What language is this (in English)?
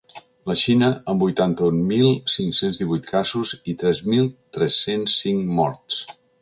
Catalan